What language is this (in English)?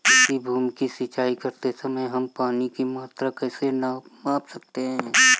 Hindi